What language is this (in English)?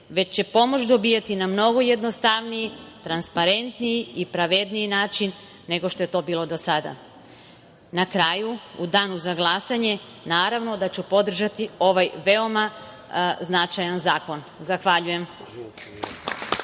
Serbian